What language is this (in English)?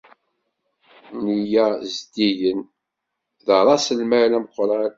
Kabyle